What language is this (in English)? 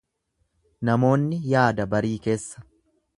Oromo